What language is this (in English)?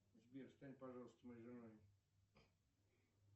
Russian